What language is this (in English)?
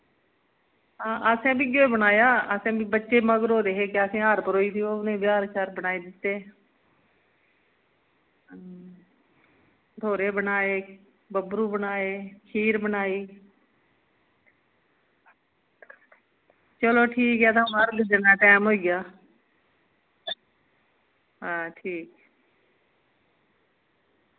Dogri